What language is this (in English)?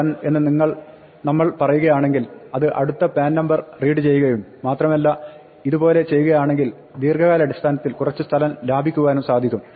Malayalam